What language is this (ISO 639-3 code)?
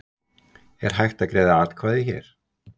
isl